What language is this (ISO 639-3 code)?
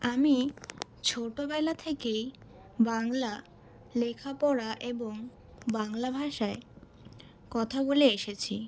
ben